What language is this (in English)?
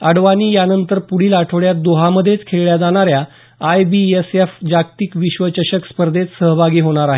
Marathi